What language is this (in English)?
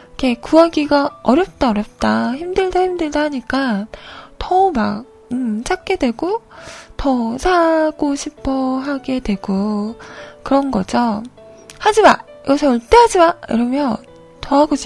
Korean